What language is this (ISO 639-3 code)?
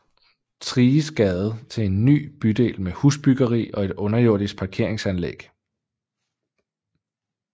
dan